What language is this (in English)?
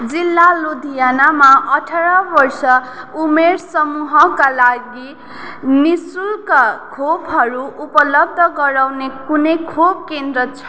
Nepali